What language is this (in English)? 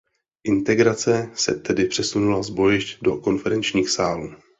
Czech